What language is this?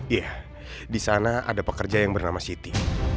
Indonesian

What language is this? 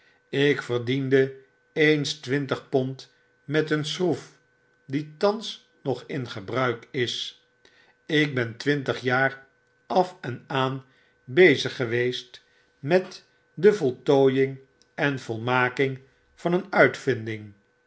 Dutch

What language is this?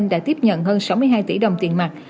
Vietnamese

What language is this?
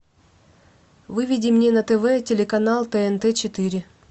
Russian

